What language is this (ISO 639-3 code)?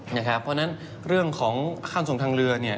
tha